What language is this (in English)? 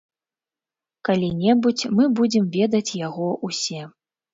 Belarusian